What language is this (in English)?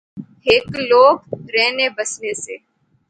Pahari-Potwari